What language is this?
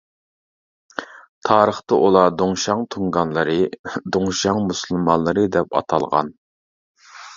Uyghur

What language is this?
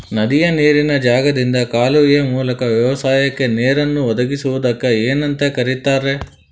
Kannada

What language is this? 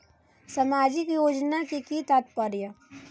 Maithili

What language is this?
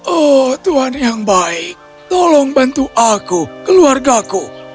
Indonesian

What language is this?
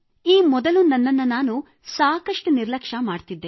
Kannada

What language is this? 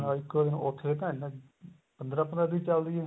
Punjabi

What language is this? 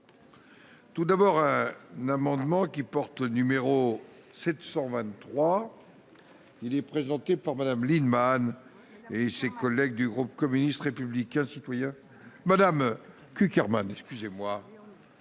French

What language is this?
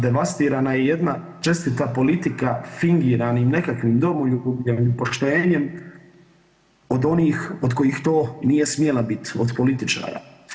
Croatian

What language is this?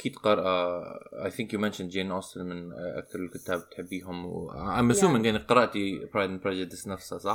Arabic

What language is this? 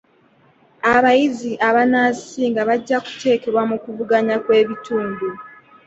Ganda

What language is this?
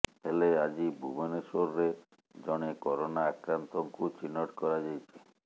Odia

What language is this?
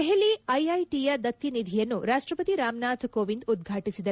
Kannada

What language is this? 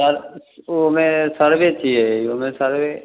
Maithili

